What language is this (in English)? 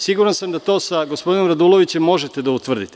Serbian